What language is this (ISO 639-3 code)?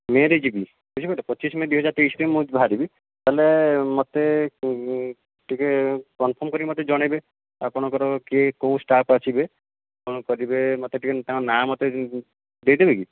ori